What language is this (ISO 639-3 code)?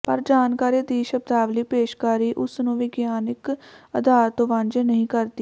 pan